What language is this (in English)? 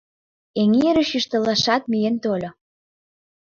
Mari